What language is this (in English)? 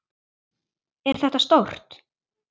Icelandic